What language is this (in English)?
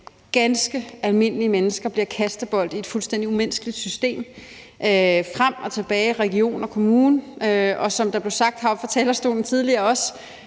Danish